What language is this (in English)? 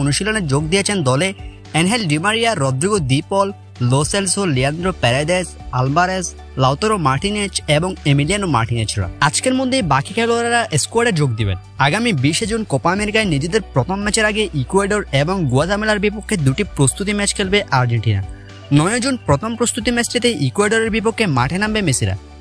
Bangla